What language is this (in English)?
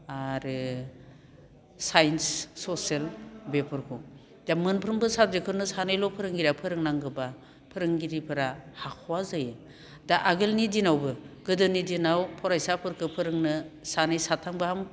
Bodo